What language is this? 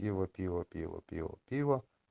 Russian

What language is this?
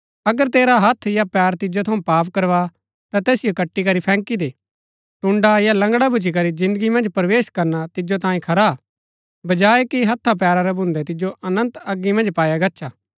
Gaddi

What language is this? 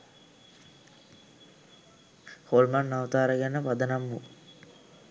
Sinhala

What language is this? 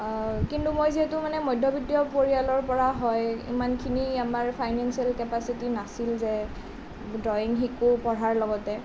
Assamese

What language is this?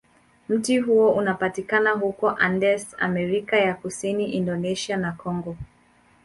Swahili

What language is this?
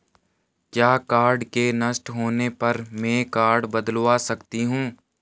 Hindi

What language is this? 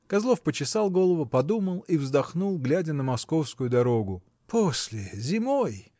Russian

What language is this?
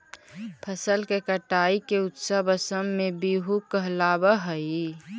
Magahi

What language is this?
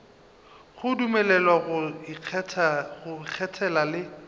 Northern Sotho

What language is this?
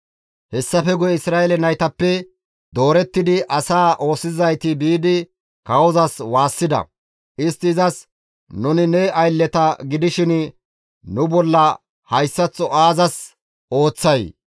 Gamo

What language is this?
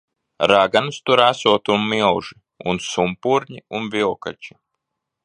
Latvian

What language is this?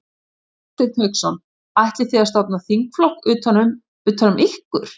Icelandic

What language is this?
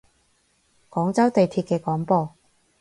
Cantonese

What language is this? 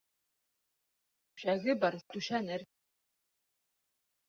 Bashkir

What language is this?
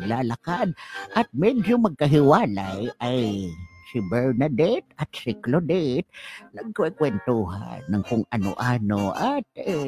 Filipino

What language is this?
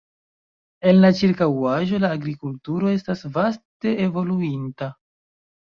Esperanto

